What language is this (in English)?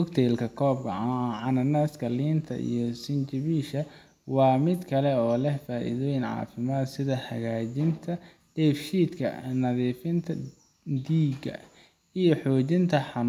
Somali